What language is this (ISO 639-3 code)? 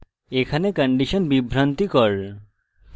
ben